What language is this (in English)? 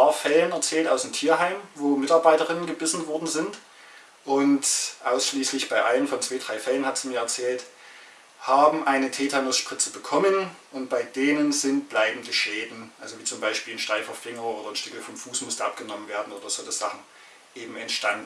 German